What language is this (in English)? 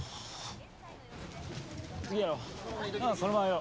Japanese